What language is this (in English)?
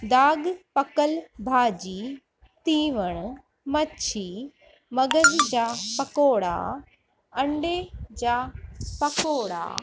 Sindhi